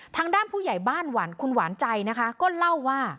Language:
Thai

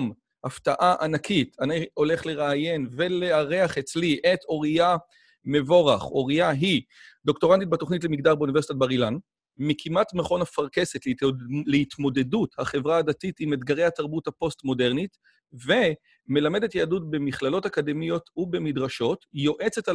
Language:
Hebrew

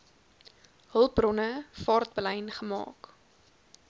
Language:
Afrikaans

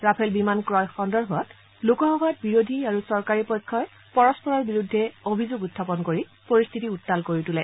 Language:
Assamese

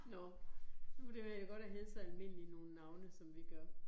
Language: Danish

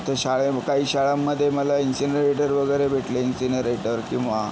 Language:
Marathi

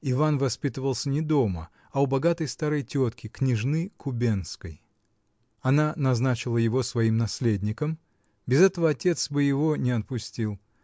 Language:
Russian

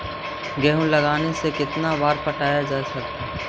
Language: Magahi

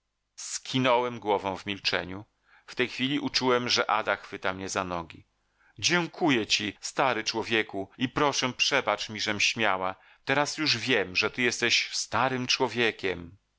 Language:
Polish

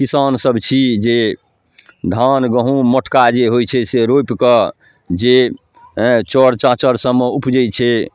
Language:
Maithili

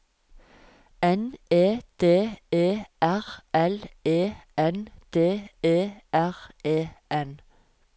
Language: Norwegian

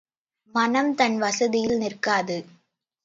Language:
Tamil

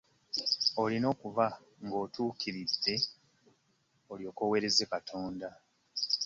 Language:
Ganda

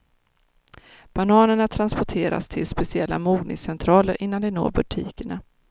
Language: Swedish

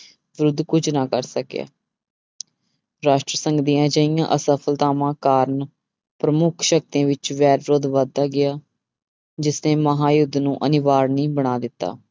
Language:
Punjabi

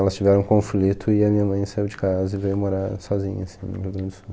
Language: Portuguese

